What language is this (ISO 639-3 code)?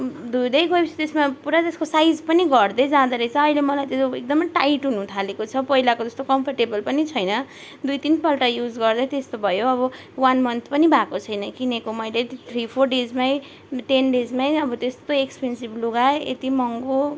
nep